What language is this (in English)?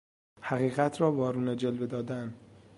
Persian